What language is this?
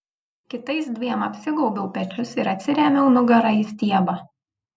Lithuanian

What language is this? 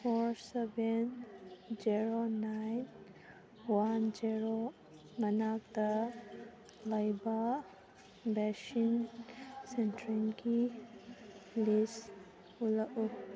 Manipuri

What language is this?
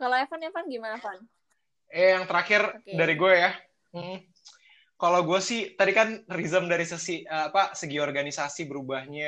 Indonesian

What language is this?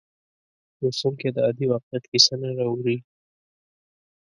Pashto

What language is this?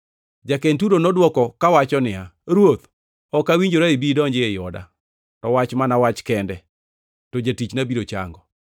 Luo (Kenya and Tanzania)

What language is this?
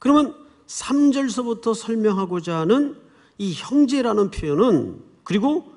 Korean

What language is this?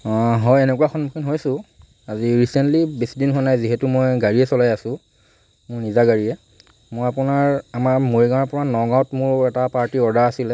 Assamese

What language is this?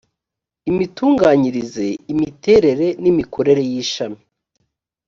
Kinyarwanda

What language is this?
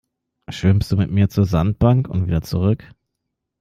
German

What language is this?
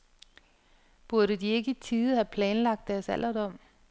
Danish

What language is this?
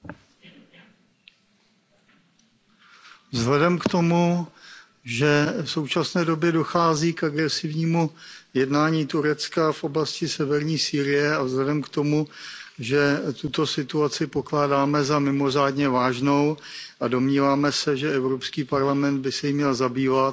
Czech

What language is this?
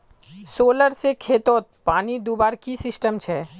Magahi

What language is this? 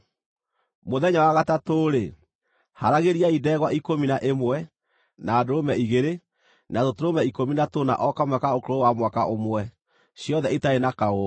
Kikuyu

